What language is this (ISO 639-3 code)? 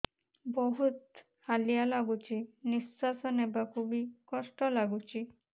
ori